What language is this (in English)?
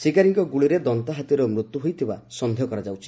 Odia